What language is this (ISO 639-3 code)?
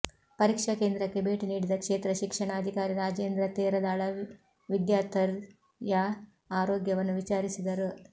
kan